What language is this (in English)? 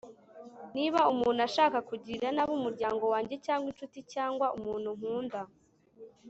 Kinyarwanda